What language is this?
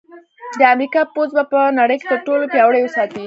Pashto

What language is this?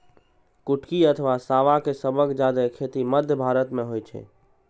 Maithili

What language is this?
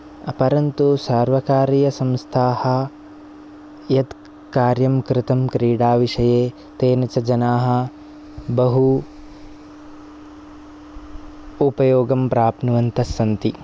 Sanskrit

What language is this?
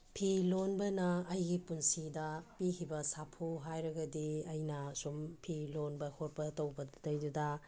Manipuri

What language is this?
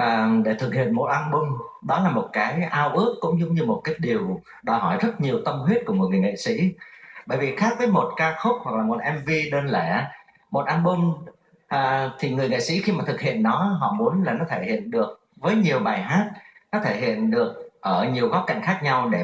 Vietnamese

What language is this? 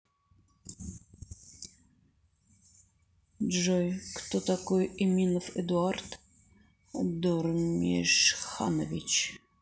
Russian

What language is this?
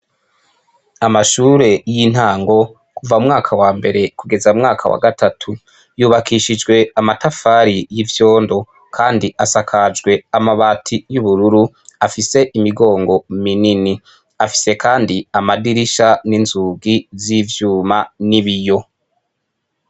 Rundi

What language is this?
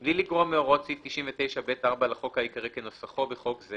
Hebrew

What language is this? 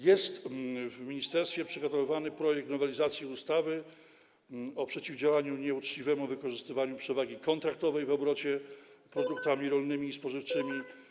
Polish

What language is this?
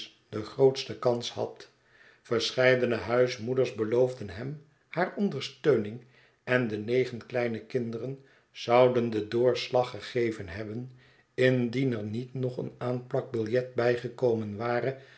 Dutch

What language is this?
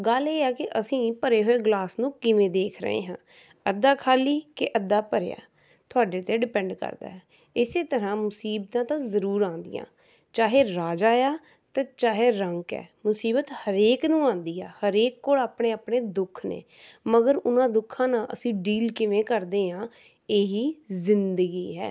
Punjabi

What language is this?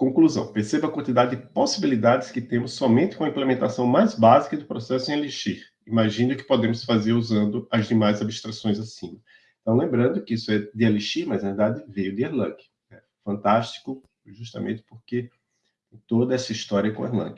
Portuguese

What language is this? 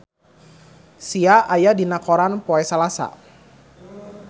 Sundanese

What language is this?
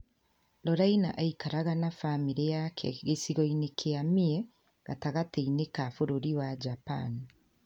Kikuyu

